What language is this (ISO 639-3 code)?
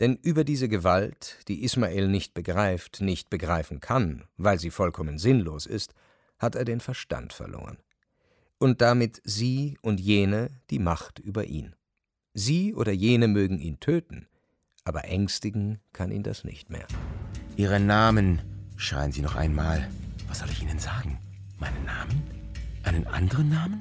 deu